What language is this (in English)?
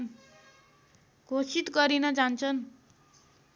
Nepali